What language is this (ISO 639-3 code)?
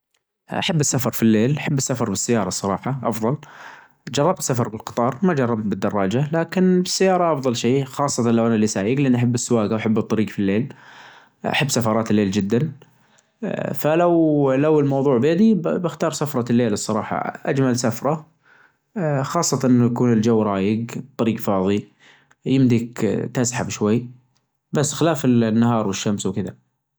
ars